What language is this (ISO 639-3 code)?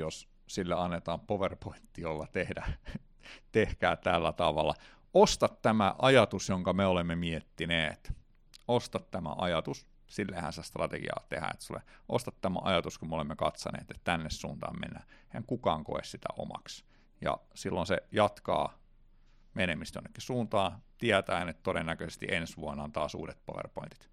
fin